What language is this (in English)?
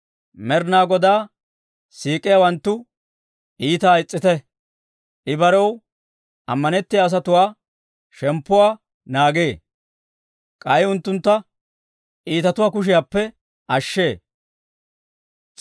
Dawro